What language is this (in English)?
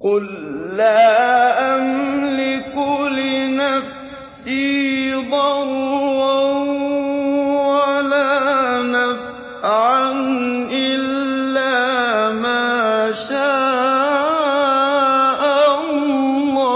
Arabic